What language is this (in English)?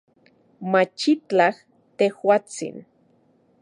Central Puebla Nahuatl